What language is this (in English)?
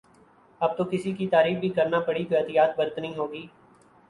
Urdu